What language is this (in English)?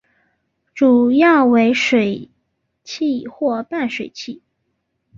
Chinese